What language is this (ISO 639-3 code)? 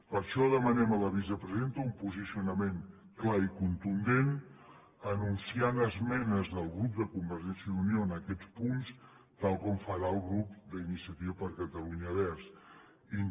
cat